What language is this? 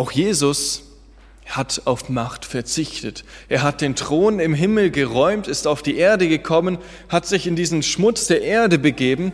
German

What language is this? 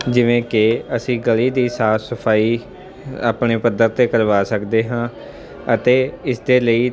Punjabi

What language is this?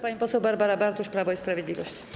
Polish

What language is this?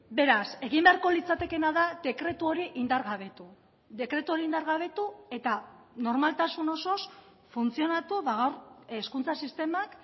Basque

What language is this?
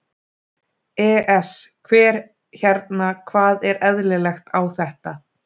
Icelandic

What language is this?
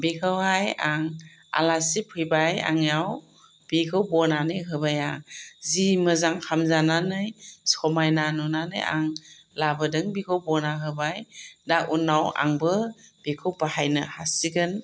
Bodo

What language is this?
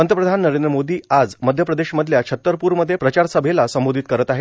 Marathi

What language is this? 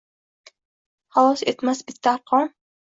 Uzbek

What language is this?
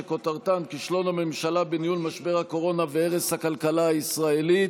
Hebrew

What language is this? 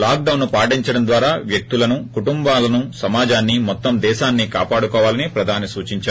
Telugu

